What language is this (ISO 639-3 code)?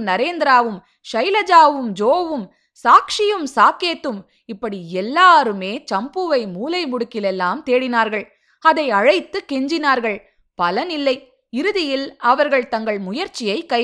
tam